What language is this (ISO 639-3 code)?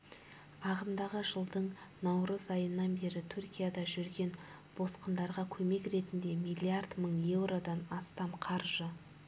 kaz